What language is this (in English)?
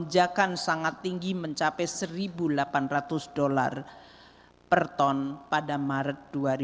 Indonesian